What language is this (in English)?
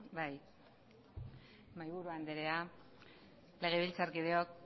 Basque